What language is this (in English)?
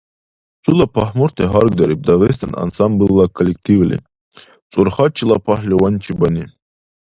Dargwa